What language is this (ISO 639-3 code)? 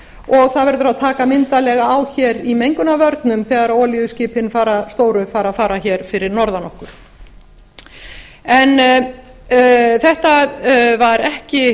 isl